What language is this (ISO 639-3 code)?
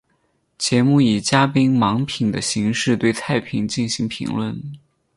zho